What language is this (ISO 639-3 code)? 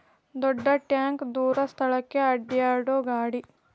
kan